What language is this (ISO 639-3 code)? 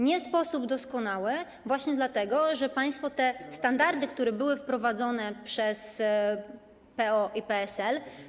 pol